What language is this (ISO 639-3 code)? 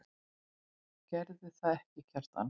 isl